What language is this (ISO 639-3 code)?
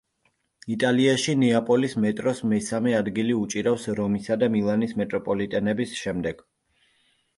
kat